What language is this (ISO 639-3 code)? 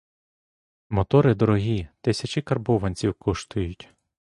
ukr